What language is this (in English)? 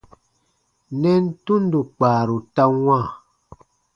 Baatonum